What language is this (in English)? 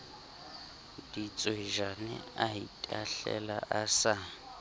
Southern Sotho